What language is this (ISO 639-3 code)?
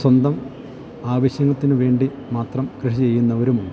mal